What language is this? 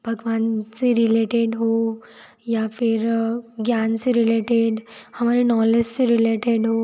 Hindi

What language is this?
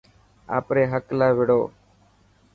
Dhatki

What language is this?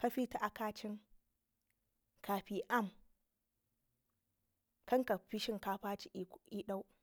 Ngizim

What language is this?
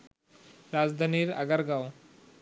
Bangla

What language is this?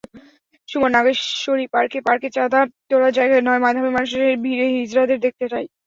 Bangla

